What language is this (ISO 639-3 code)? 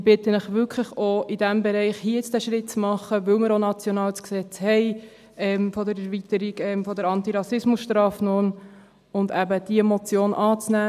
gsw